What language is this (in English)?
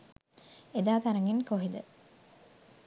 Sinhala